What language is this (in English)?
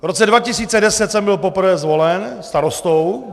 Czech